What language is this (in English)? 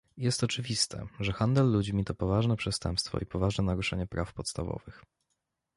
Polish